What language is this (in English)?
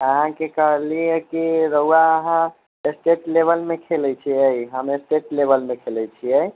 Maithili